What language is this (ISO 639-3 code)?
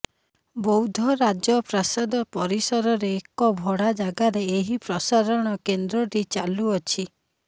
ori